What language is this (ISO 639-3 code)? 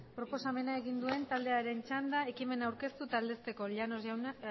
eus